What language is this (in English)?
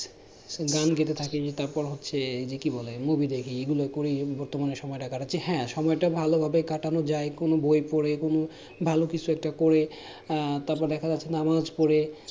Bangla